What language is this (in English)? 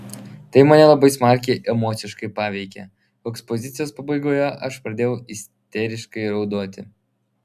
Lithuanian